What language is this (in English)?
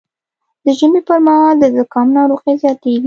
Pashto